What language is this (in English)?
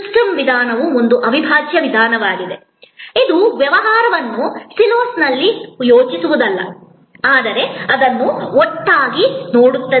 Kannada